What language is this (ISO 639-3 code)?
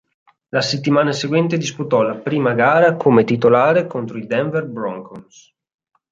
ita